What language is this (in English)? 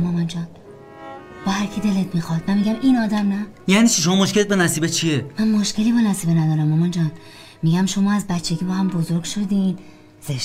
Persian